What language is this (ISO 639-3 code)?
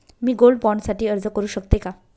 mar